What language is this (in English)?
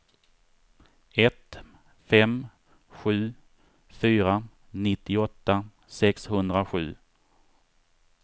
Swedish